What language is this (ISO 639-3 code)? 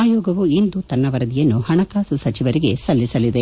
kan